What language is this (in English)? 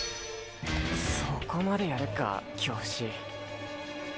Japanese